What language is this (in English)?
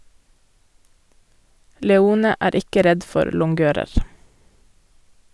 Norwegian